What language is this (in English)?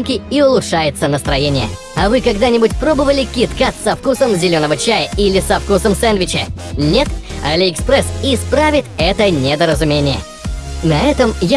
Russian